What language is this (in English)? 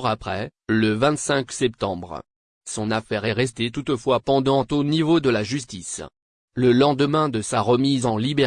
French